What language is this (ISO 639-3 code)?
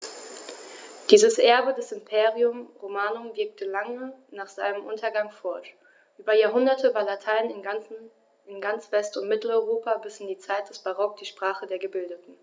deu